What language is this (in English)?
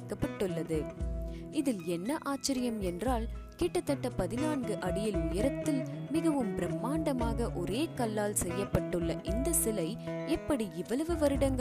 Tamil